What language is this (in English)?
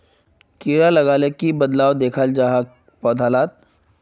Magahi